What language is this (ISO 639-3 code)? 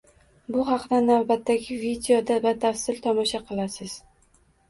uzb